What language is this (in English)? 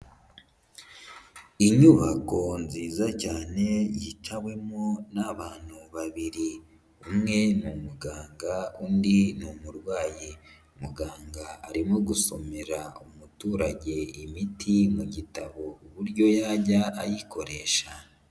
Kinyarwanda